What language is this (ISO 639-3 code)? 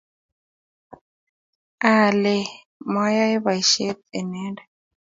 kln